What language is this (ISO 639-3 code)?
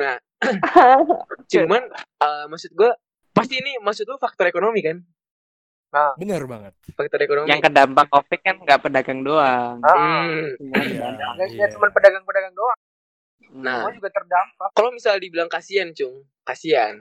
ind